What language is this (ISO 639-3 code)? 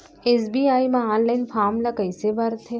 hne